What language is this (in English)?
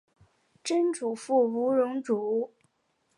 Chinese